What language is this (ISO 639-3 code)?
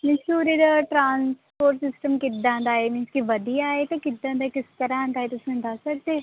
pan